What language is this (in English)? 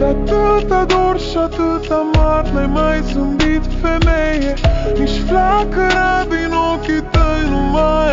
Romanian